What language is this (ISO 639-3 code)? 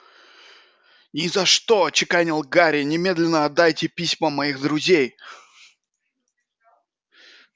rus